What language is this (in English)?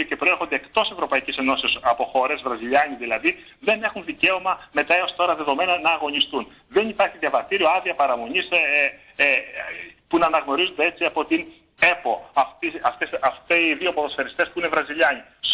Greek